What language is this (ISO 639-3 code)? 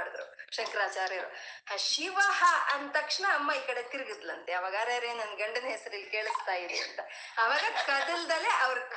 kan